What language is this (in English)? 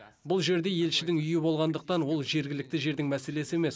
Kazakh